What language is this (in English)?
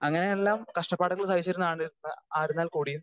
Malayalam